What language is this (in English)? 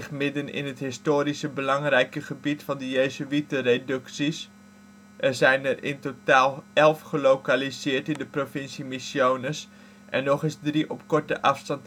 Dutch